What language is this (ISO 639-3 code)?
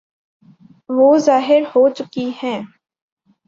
urd